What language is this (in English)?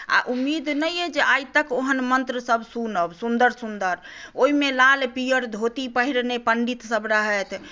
Maithili